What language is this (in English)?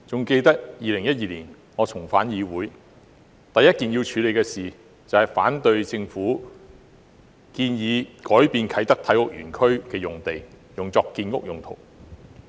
Cantonese